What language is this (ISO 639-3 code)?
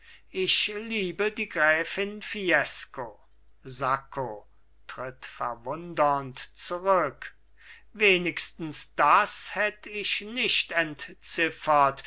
deu